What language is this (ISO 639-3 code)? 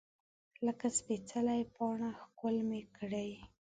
pus